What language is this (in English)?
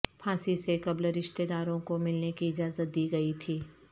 Urdu